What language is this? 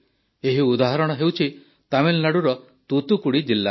Odia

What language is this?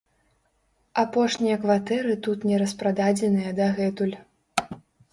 Belarusian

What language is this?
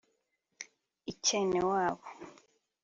Kinyarwanda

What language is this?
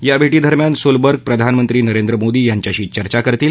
Marathi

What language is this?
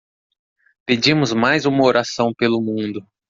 Portuguese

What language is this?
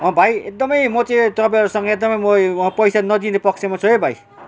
Nepali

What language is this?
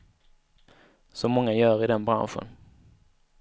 Swedish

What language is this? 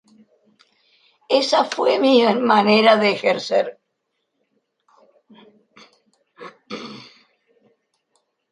Spanish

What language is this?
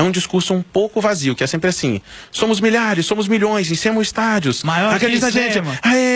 Portuguese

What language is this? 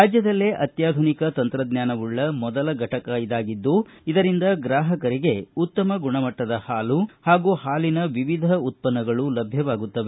Kannada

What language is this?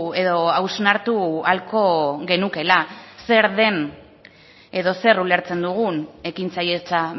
Basque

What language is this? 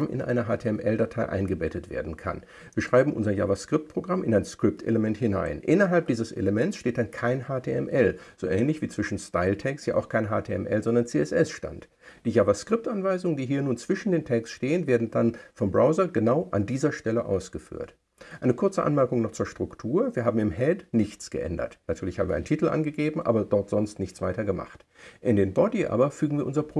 German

